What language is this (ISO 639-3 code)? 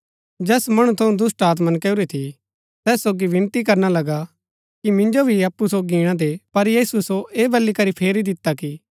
gbk